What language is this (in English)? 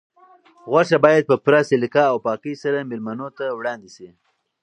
Pashto